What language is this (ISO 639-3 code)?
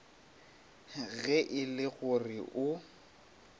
nso